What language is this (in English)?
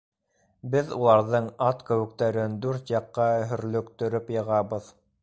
Bashkir